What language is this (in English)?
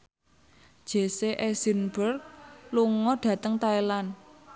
Javanese